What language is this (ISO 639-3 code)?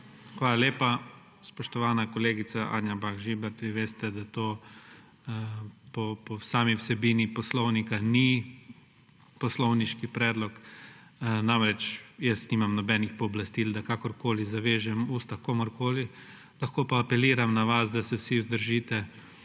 slv